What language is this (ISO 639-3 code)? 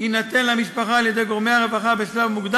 heb